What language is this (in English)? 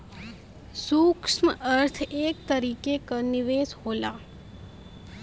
Bhojpuri